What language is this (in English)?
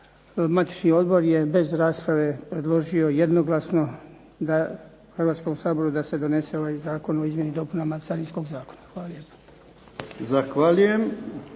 Croatian